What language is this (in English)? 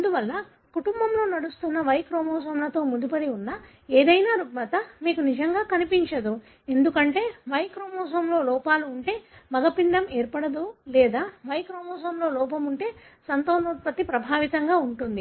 Telugu